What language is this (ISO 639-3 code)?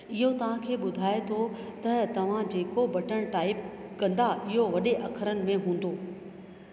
snd